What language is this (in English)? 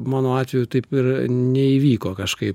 Lithuanian